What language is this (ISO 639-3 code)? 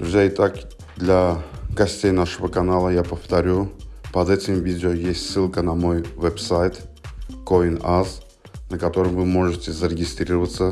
rus